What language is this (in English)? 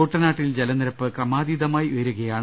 Malayalam